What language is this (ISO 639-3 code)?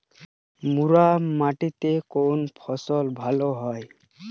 ben